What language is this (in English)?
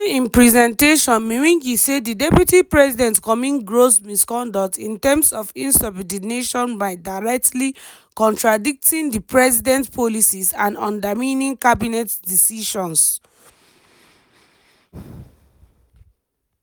Nigerian Pidgin